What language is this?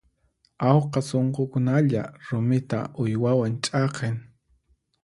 Puno Quechua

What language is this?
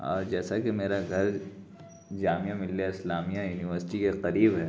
Urdu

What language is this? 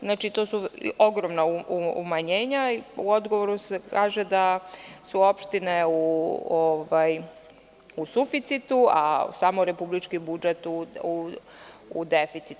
Serbian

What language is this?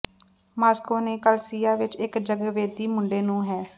Punjabi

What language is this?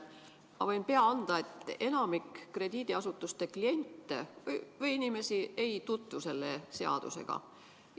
Estonian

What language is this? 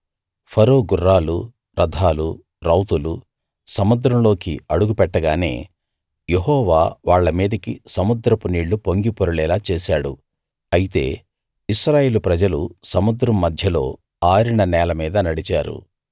Telugu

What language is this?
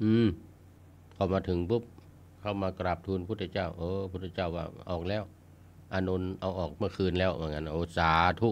Thai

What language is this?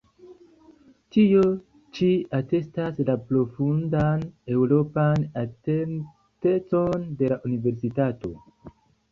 Esperanto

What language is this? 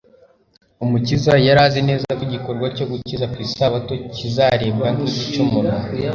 Kinyarwanda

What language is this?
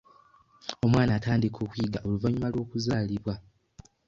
Ganda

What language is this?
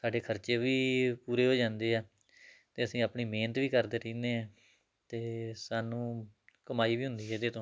Punjabi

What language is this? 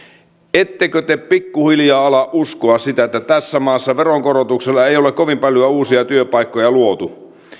Finnish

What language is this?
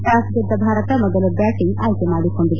Kannada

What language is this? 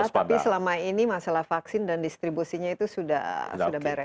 Indonesian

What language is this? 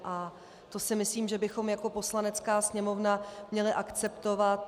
Czech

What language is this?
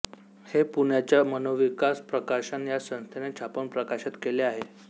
Marathi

